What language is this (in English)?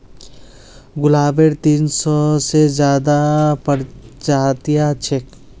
Magahi